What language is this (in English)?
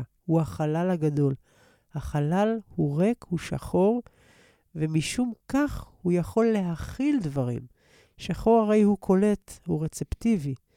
Hebrew